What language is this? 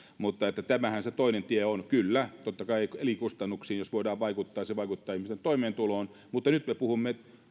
Finnish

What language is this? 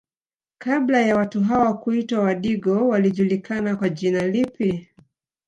Swahili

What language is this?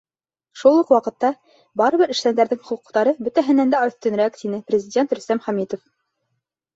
Bashkir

